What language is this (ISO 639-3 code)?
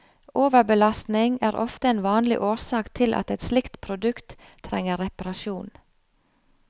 nor